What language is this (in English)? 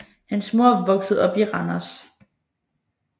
Danish